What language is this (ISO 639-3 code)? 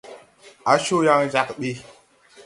tui